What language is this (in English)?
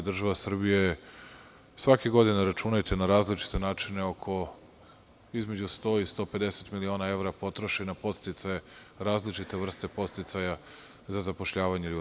Serbian